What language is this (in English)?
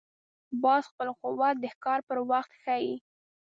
Pashto